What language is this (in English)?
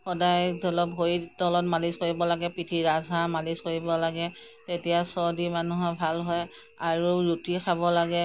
Assamese